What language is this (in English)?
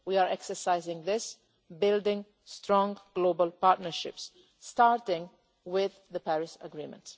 English